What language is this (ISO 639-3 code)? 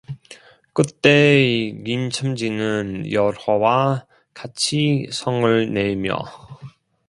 kor